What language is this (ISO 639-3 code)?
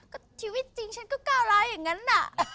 tha